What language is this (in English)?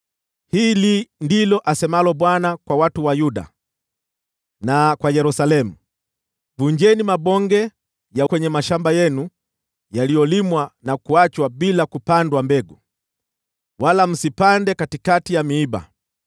Swahili